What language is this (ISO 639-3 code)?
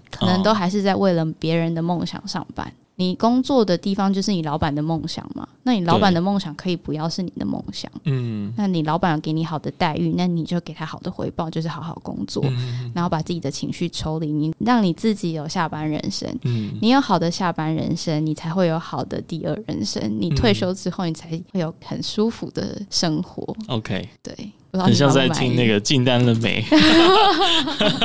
zho